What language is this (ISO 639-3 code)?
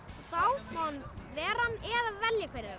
isl